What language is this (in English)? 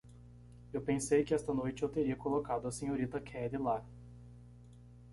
Portuguese